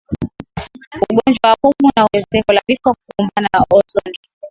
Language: Swahili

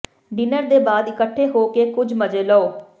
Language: Punjabi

